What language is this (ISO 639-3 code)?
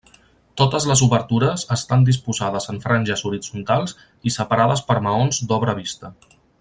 cat